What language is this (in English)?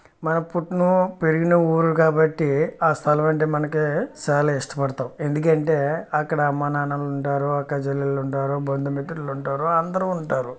Telugu